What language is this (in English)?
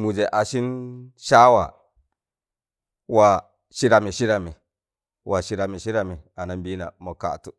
Tangale